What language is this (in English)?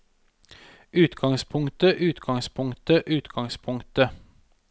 Norwegian